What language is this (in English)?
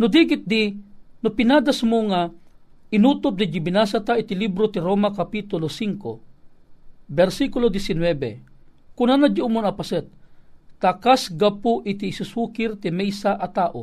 Filipino